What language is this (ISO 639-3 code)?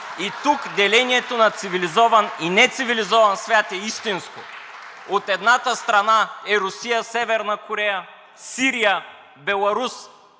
bul